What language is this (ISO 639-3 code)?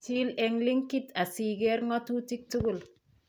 kln